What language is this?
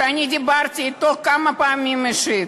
Hebrew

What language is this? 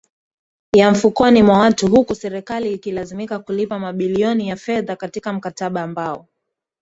Swahili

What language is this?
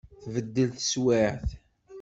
Kabyle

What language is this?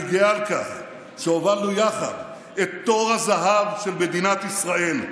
Hebrew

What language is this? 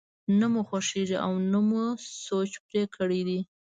Pashto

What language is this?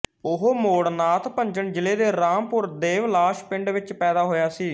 Punjabi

